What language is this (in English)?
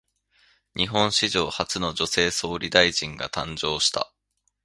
Japanese